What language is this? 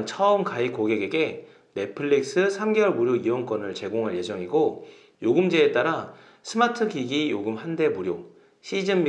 Korean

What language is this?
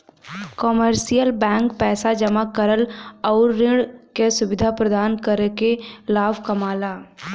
Bhojpuri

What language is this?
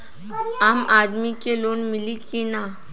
Bhojpuri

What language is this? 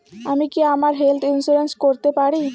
Bangla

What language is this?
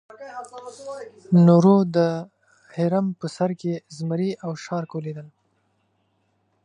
Pashto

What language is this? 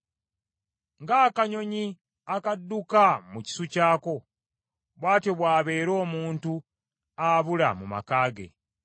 Ganda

